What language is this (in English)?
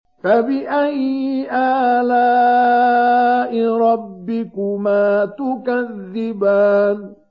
Arabic